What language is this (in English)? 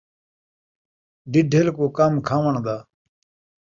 Saraiki